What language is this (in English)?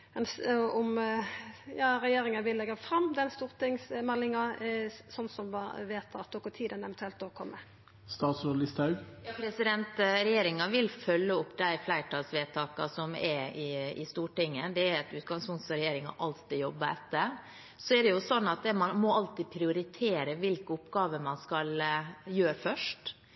Norwegian